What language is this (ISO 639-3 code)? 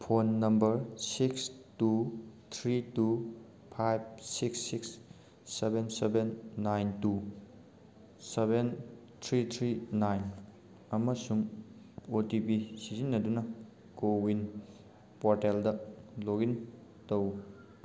mni